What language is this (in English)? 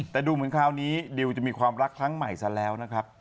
Thai